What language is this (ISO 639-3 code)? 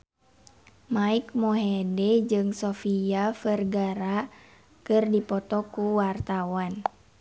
sun